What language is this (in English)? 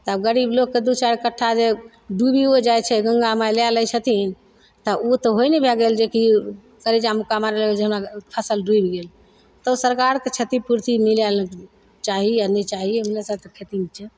Maithili